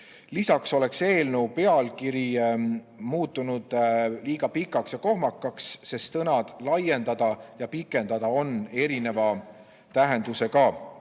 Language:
Estonian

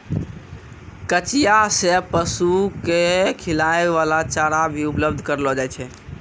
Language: Maithili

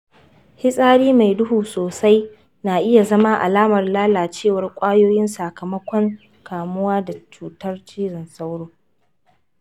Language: Hausa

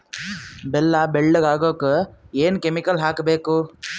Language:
Kannada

